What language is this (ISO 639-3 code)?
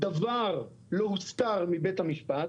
heb